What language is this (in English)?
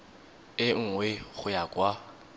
Tswana